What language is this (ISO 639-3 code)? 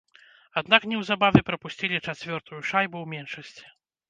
bel